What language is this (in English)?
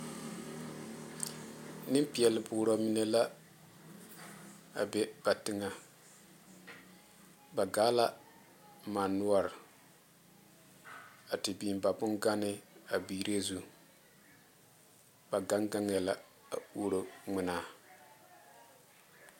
Southern Dagaare